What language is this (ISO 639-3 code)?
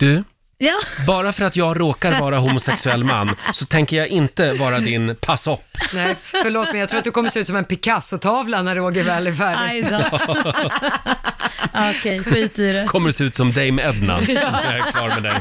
swe